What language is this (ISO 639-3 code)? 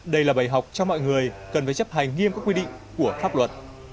vie